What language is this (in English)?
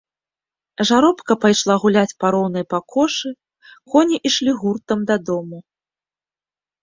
Belarusian